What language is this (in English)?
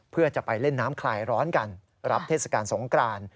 Thai